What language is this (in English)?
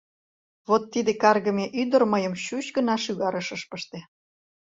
Mari